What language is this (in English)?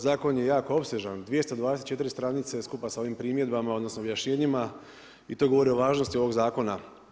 Croatian